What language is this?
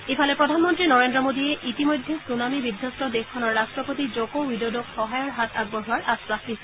Assamese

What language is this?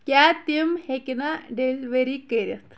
Kashmiri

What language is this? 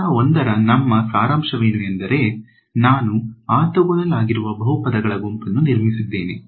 Kannada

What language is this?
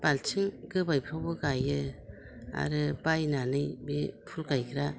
Bodo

